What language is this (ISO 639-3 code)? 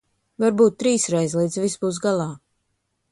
lav